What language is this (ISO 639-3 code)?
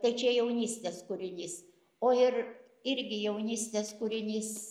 lit